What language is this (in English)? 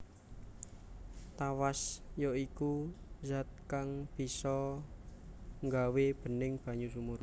Javanese